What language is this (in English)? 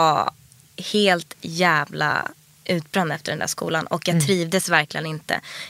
Swedish